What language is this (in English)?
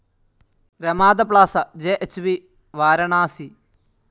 Malayalam